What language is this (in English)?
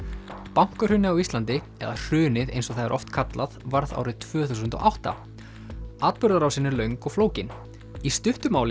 Icelandic